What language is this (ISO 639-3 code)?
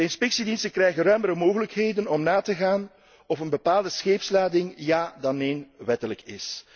nld